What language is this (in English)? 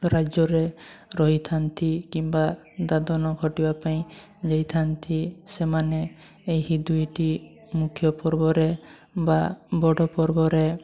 Odia